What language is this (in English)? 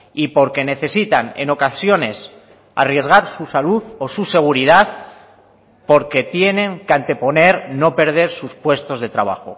Spanish